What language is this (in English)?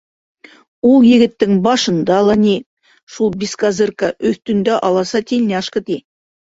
Bashkir